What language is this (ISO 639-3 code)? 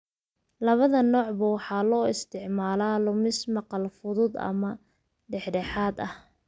som